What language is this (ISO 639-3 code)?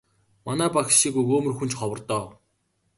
mon